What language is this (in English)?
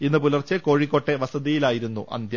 Malayalam